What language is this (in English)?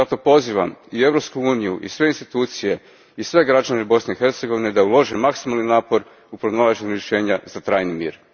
Croatian